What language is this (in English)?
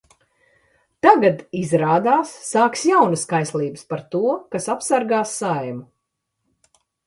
Latvian